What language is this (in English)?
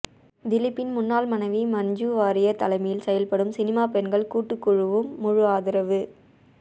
Tamil